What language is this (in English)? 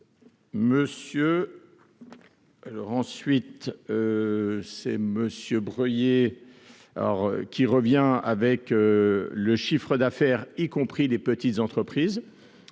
French